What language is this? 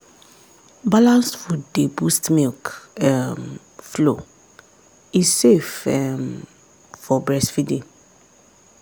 Nigerian Pidgin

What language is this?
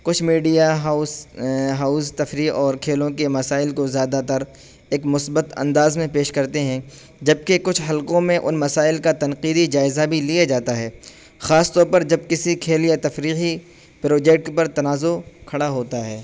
Urdu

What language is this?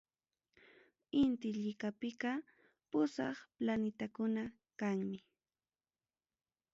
Ayacucho Quechua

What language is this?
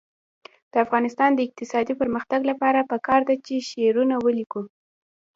Pashto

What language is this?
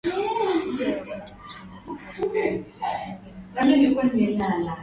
Swahili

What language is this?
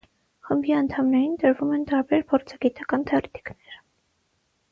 Armenian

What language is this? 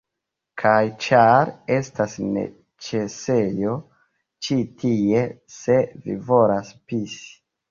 Esperanto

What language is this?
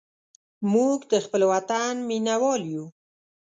Pashto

